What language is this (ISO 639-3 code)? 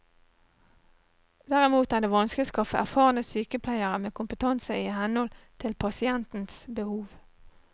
nor